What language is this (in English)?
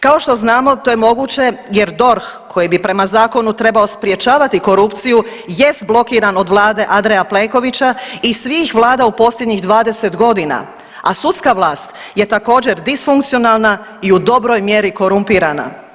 Croatian